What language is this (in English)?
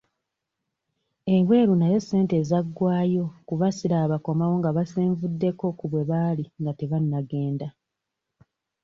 Ganda